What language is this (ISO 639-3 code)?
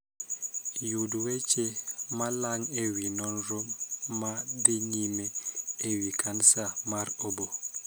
luo